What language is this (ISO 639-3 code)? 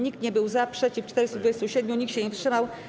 pol